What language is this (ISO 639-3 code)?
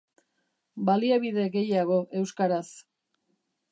eus